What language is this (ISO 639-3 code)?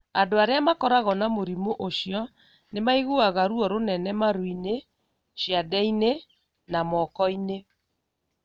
kik